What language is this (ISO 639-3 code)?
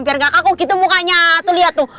ind